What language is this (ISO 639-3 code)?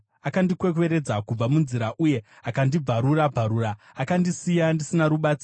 sna